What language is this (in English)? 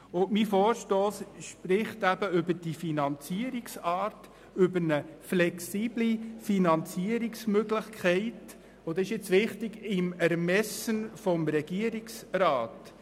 Swiss German